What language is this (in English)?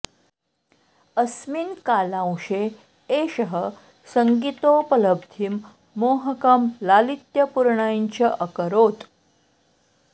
Sanskrit